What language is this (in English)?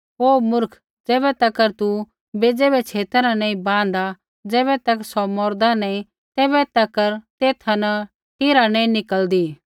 Kullu Pahari